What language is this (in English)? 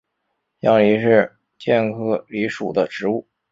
Chinese